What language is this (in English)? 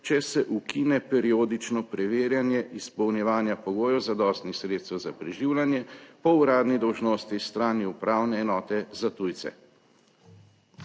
Slovenian